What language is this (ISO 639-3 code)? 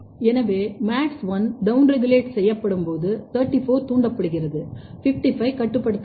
tam